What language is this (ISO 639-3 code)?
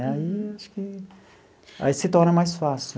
por